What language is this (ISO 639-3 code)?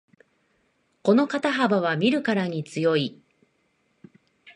jpn